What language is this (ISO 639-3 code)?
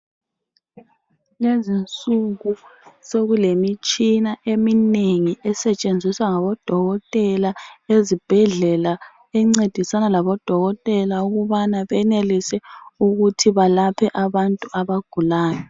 nde